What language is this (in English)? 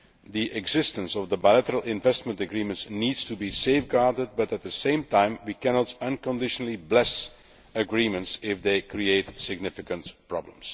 English